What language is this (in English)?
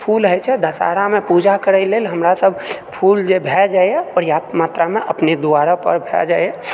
Maithili